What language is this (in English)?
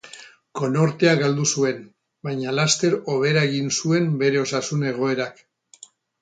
Basque